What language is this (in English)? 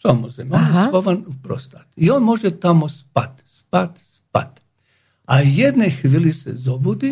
Slovak